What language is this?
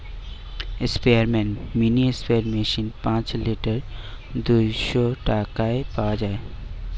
Bangla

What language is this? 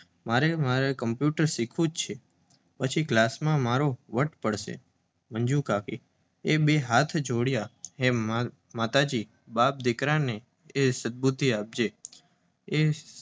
Gujarati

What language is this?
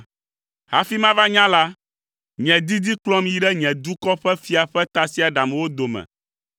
Ewe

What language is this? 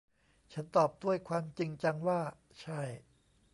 Thai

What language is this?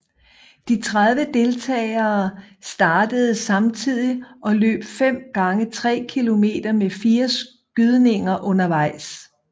Danish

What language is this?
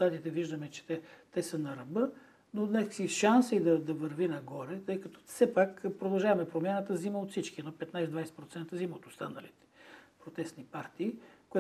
Bulgarian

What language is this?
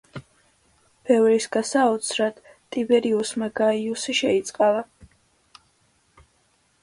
Georgian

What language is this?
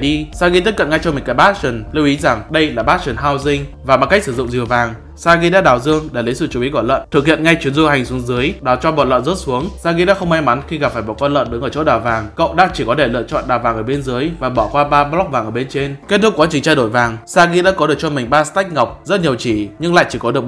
Vietnamese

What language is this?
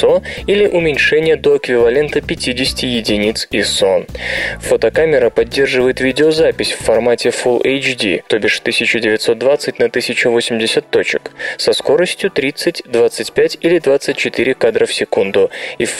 Russian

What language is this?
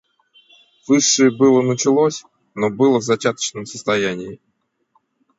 Russian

